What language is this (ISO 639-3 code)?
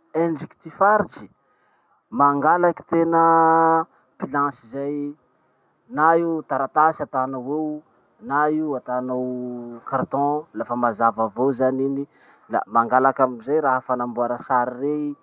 msh